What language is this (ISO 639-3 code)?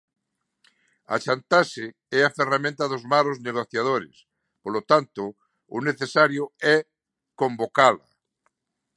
glg